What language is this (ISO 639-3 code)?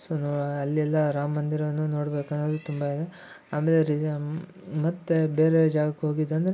kan